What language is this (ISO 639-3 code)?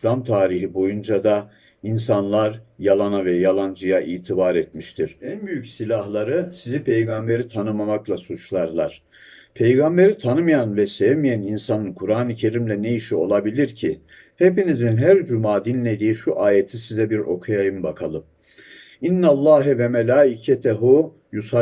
tur